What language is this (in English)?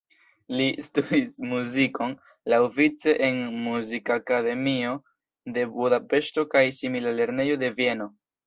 Esperanto